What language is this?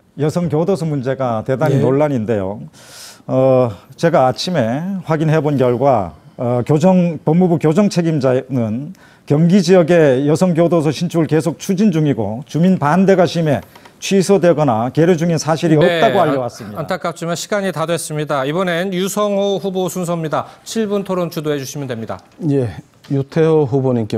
Korean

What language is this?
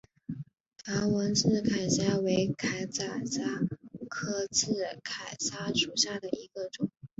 Chinese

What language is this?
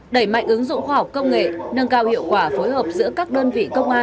Vietnamese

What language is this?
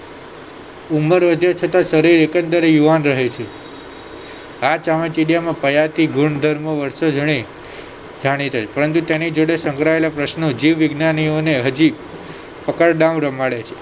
Gujarati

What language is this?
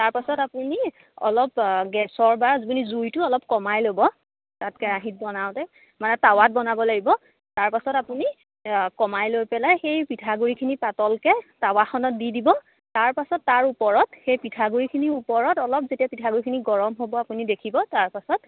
Assamese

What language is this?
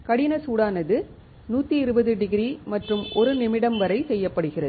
Tamil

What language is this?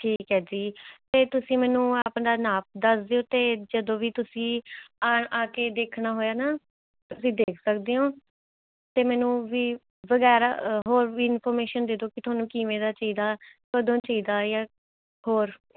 Punjabi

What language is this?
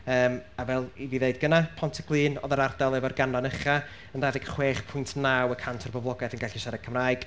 Welsh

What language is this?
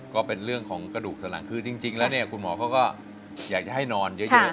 Thai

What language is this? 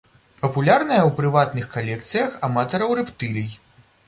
Belarusian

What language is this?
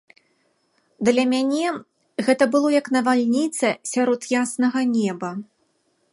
Belarusian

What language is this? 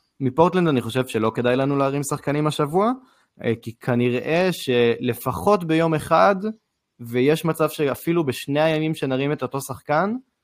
Hebrew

